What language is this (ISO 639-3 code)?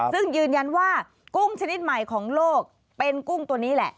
tha